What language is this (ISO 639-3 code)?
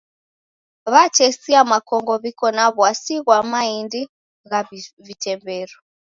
dav